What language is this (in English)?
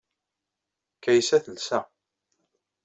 Kabyle